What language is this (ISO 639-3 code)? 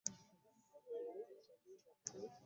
lug